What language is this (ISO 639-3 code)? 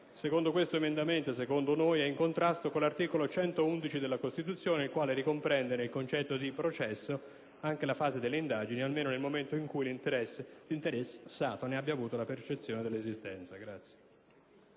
ita